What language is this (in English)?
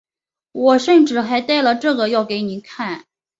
Chinese